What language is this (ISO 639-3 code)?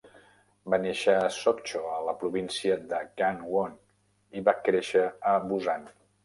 cat